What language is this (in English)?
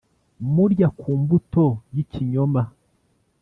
Kinyarwanda